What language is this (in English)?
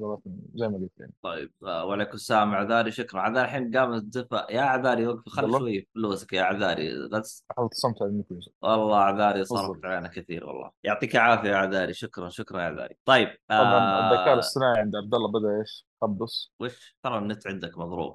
Arabic